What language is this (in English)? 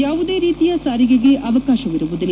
Kannada